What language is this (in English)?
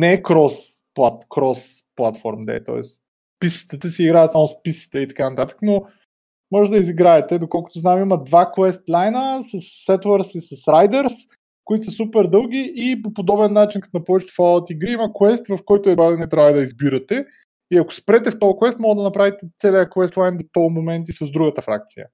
Bulgarian